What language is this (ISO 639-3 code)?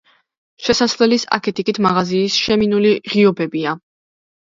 kat